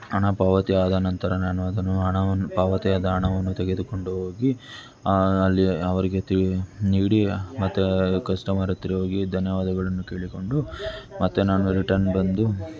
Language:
Kannada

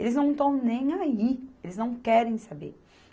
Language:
Portuguese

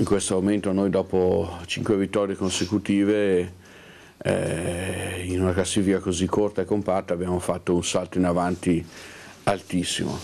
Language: Italian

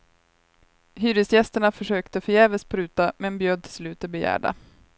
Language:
Swedish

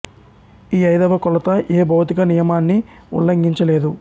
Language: Telugu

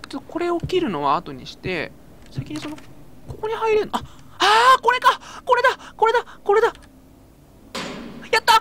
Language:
Japanese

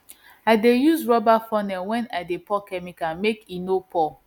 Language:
Nigerian Pidgin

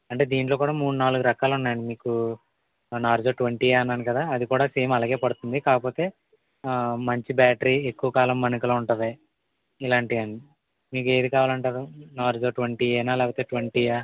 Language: Telugu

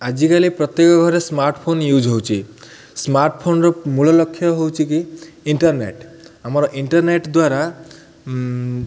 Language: Odia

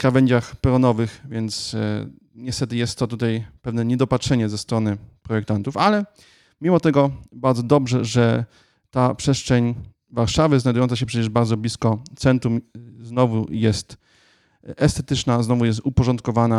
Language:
Polish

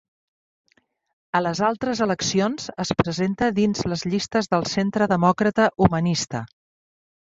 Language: Catalan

